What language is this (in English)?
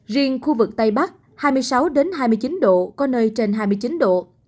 Vietnamese